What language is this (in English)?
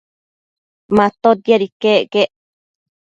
Matsés